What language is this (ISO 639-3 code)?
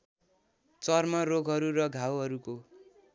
nep